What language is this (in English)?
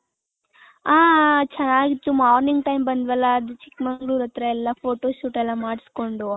Kannada